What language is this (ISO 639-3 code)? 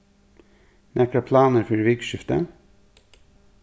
fao